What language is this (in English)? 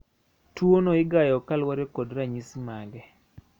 Luo (Kenya and Tanzania)